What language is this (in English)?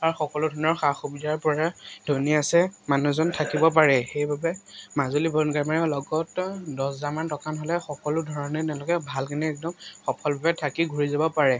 Assamese